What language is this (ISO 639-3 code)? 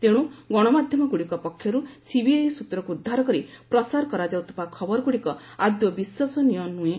ori